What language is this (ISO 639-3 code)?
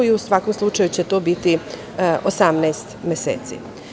srp